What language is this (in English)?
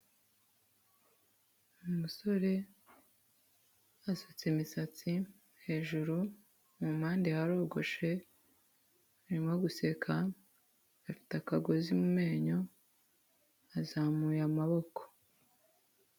Kinyarwanda